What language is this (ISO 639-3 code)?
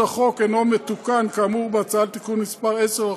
heb